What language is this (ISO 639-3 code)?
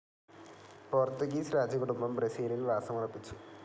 mal